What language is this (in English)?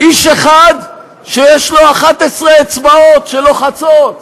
Hebrew